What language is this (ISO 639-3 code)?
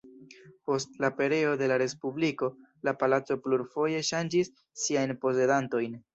epo